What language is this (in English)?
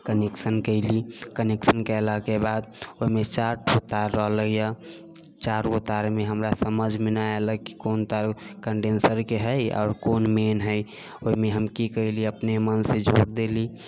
Maithili